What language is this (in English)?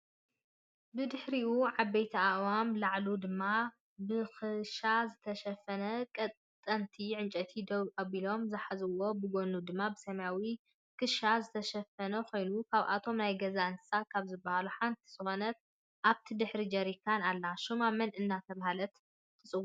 Tigrinya